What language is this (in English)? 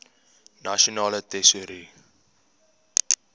Afrikaans